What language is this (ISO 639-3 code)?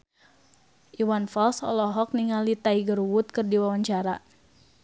sun